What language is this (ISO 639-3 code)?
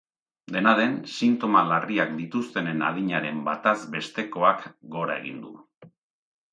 eus